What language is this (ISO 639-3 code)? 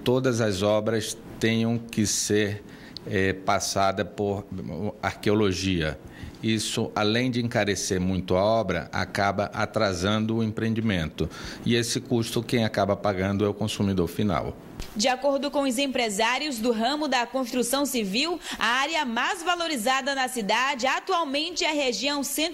por